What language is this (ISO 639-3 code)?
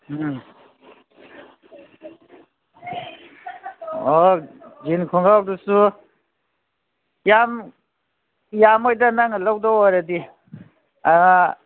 mni